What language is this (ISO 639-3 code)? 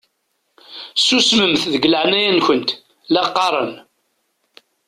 kab